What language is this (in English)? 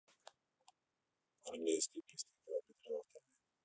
Russian